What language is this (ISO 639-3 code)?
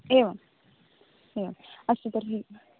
san